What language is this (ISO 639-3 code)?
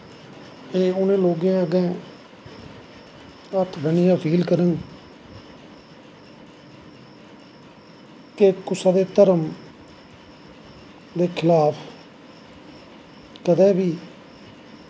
doi